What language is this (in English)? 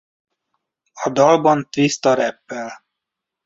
Hungarian